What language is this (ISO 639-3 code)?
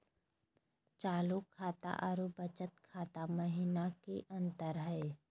mag